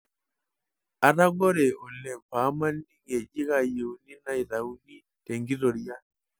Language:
Masai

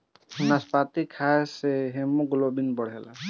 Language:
Bhojpuri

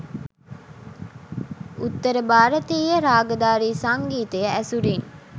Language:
Sinhala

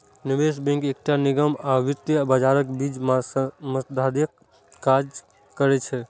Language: Maithili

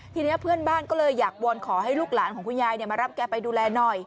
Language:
Thai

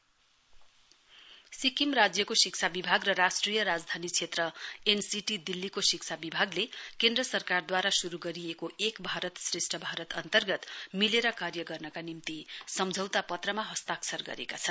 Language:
Nepali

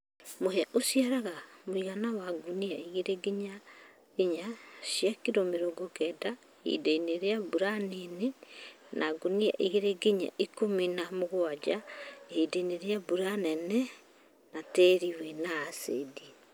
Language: Kikuyu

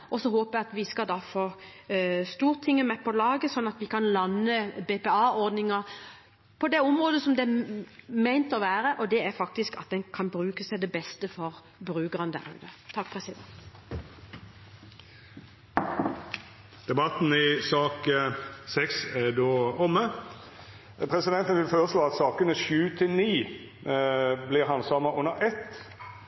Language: Norwegian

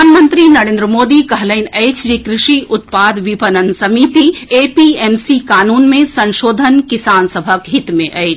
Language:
Maithili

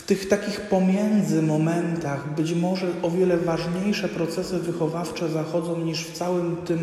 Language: Polish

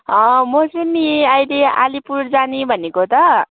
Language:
Nepali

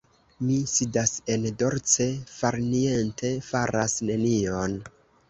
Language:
Esperanto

